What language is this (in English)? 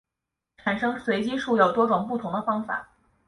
Chinese